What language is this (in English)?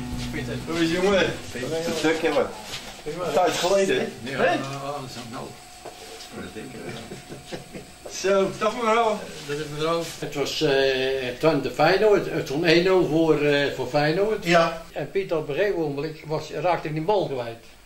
Dutch